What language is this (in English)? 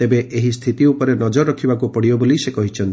Odia